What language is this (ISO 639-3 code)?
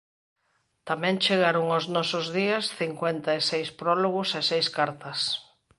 glg